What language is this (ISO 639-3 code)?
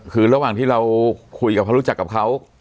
tha